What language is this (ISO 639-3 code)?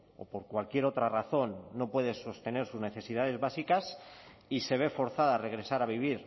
spa